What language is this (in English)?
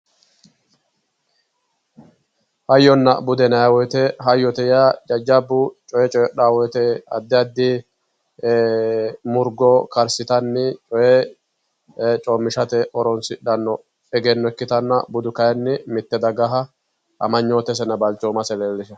Sidamo